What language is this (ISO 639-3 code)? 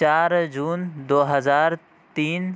urd